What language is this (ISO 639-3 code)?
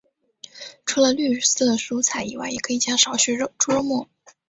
zho